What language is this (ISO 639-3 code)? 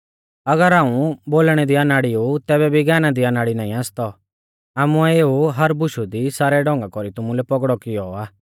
bfz